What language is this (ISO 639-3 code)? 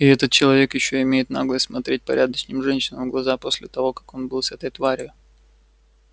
rus